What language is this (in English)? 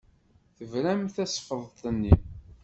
Kabyle